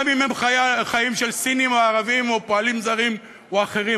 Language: Hebrew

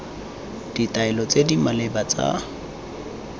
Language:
Tswana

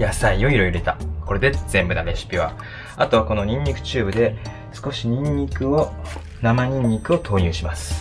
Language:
Japanese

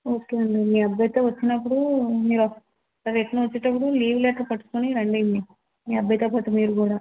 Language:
Telugu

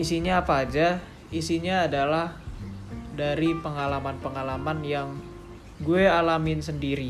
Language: Indonesian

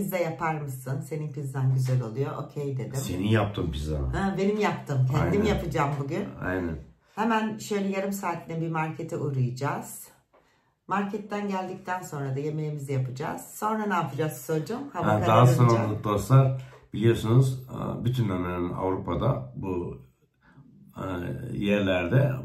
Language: Turkish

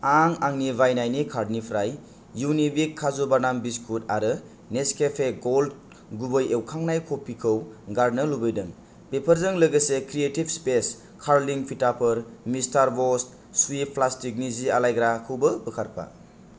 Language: Bodo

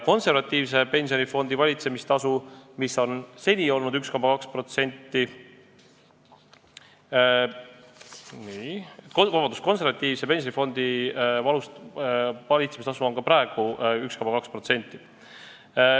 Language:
Estonian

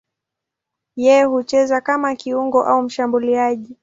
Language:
Swahili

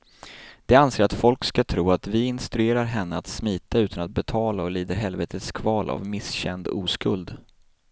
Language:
Swedish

